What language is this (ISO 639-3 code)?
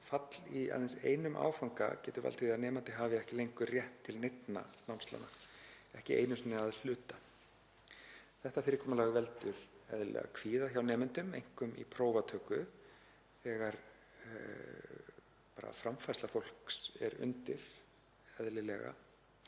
isl